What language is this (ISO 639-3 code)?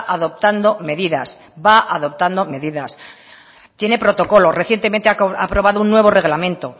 spa